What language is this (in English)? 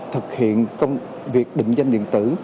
Vietnamese